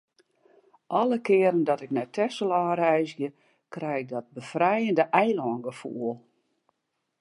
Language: Western Frisian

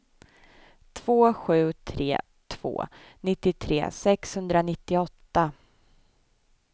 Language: Swedish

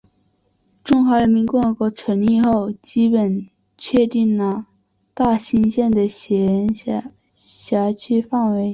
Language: Chinese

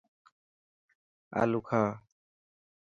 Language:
Dhatki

